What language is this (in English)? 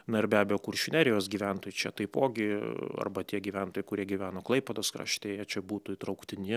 Lithuanian